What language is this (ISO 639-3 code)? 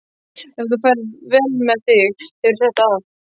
isl